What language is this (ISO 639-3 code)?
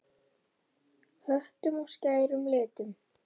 isl